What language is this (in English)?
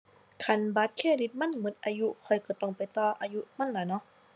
Thai